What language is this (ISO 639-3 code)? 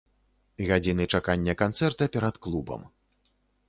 bel